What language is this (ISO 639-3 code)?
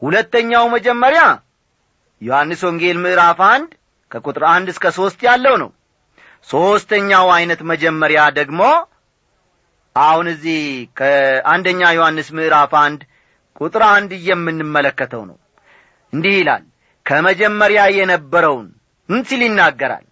amh